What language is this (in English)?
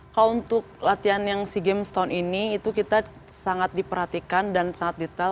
Indonesian